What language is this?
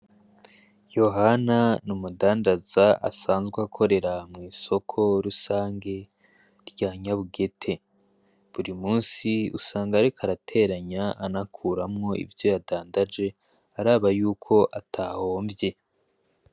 Rundi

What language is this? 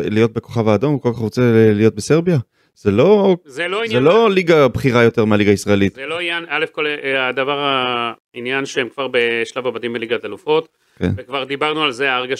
Hebrew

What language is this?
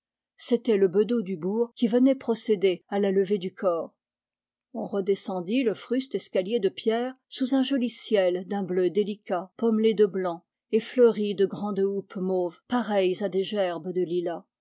French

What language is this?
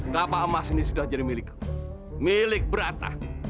Indonesian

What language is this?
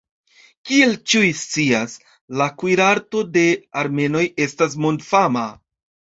Esperanto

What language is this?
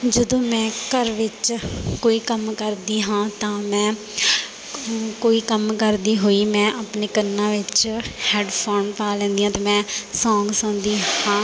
Punjabi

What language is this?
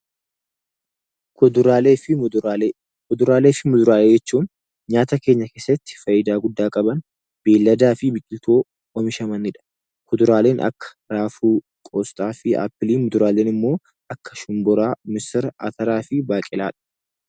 Oromo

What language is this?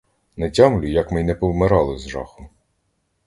Ukrainian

